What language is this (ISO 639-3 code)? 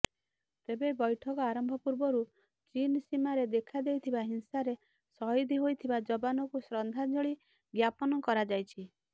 ori